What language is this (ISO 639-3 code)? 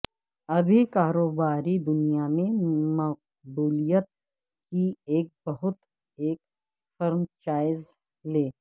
urd